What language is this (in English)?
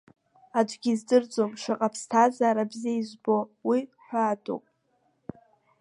Abkhazian